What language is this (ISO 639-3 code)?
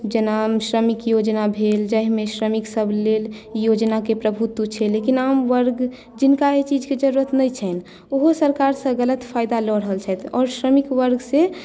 mai